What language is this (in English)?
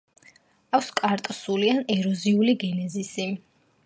Georgian